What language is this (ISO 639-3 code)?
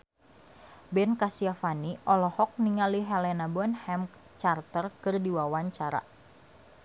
sun